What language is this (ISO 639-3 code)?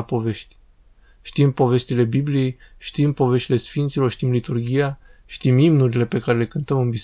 ron